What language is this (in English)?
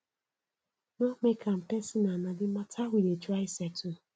Nigerian Pidgin